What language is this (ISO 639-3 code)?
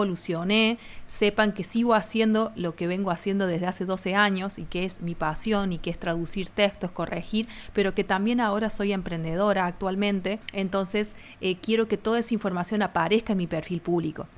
spa